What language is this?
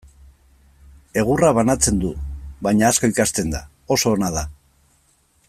Basque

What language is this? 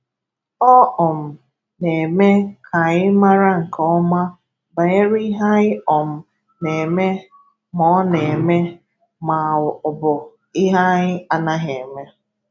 Igbo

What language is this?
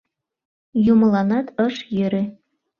Mari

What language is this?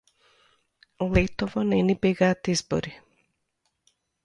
Macedonian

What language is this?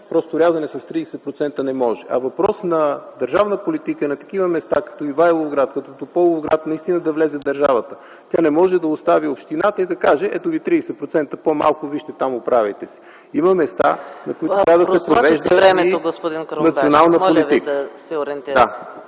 Bulgarian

